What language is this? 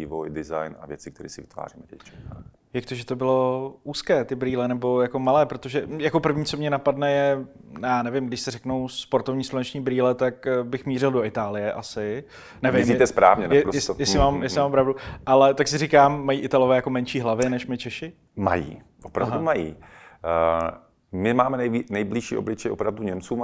Czech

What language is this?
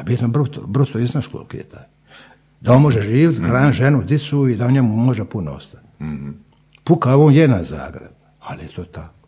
Croatian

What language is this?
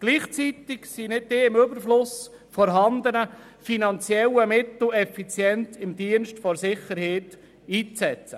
Swiss German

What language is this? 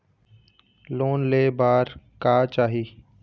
Chhattisgarhi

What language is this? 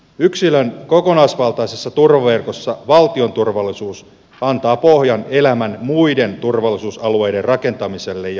Finnish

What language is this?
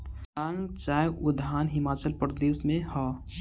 Bhojpuri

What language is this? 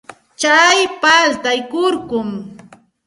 Santa Ana de Tusi Pasco Quechua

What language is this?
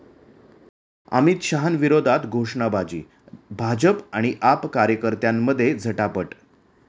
Marathi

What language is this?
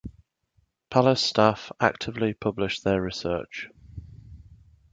English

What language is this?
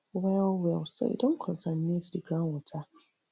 Nigerian Pidgin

